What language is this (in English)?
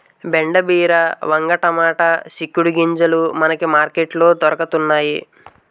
Telugu